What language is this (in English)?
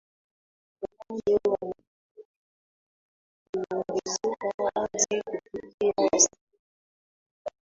Swahili